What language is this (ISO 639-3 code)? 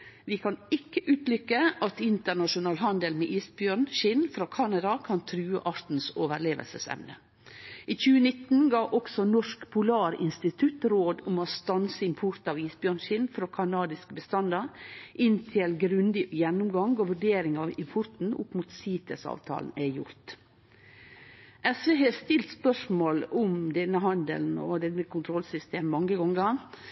nno